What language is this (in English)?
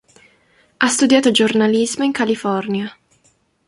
Italian